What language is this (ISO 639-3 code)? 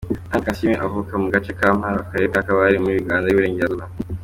kin